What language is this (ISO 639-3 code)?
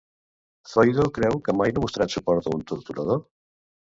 cat